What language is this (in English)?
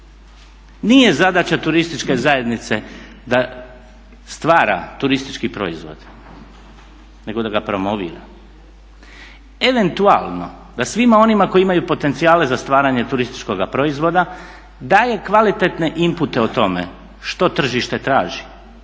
Croatian